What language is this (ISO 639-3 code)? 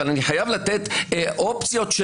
heb